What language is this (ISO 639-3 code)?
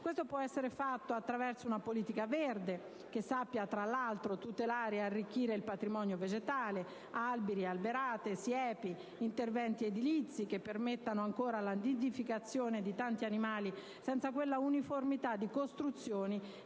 ita